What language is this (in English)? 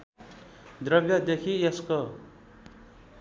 Nepali